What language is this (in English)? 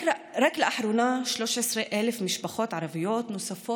Hebrew